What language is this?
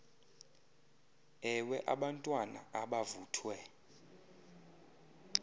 Xhosa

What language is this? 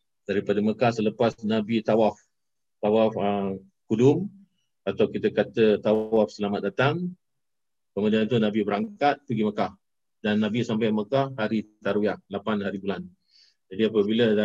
Malay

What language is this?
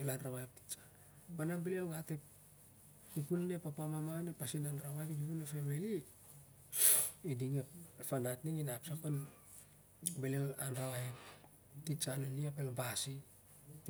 Siar-Lak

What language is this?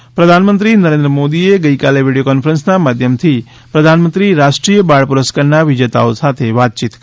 Gujarati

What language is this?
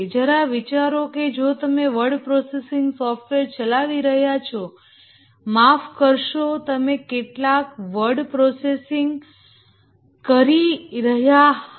Gujarati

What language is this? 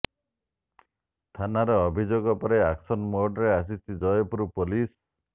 Odia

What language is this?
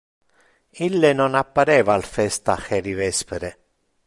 Interlingua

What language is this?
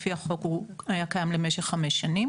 Hebrew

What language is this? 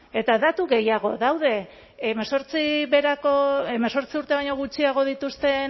Basque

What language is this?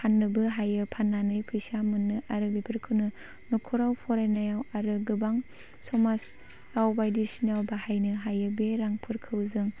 Bodo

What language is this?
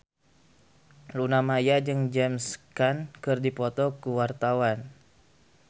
Sundanese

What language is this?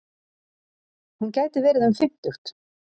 Icelandic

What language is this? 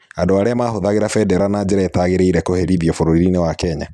Kikuyu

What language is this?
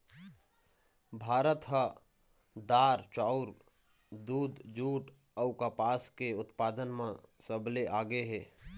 Chhattisgarhi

